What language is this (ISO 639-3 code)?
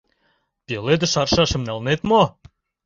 chm